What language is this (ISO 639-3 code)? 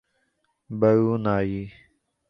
urd